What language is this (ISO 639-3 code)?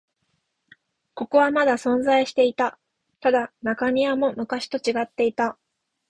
jpn